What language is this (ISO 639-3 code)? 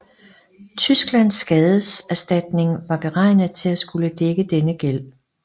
dan